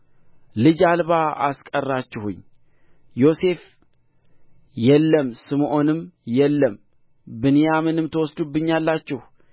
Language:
Amharic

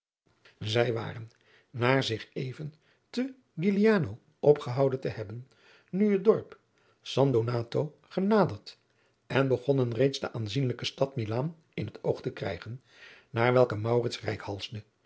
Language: Dutch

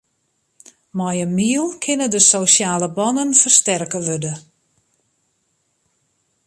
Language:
Western Frisian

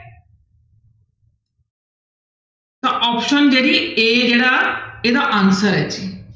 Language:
Punjabi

